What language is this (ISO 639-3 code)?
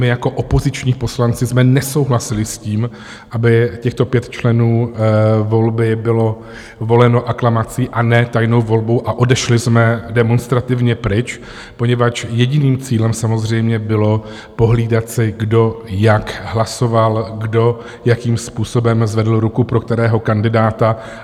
ces